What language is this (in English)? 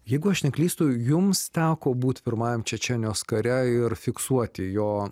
Lithuanian